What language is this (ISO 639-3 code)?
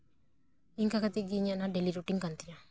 sat